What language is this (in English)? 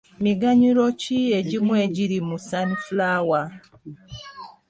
Ganda